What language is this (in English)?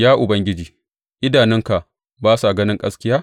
Hausa